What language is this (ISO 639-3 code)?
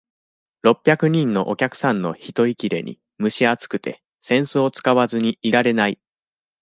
jpn